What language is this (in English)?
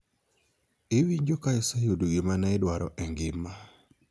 Luo (Kenya and Tanzania)